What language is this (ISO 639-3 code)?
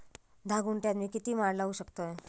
mar